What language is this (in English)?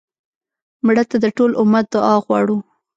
Pashto